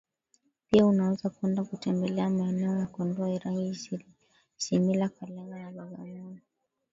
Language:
Swahili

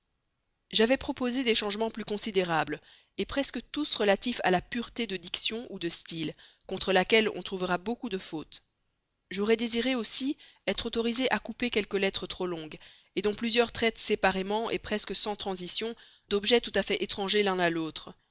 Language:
French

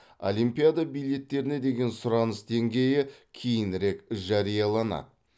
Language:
Kazakh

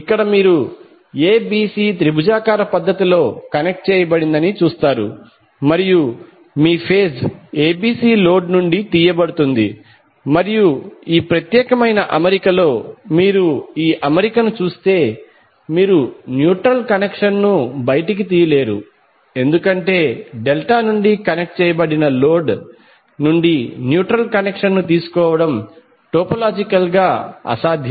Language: Telugu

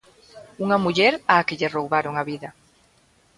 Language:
Galician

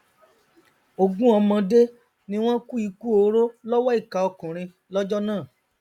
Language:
Yoruba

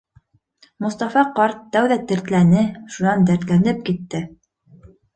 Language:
Bashkir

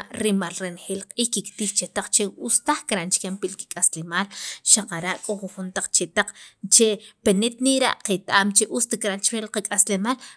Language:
Sacapulteco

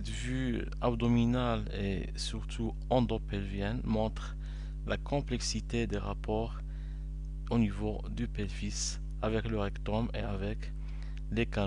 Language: French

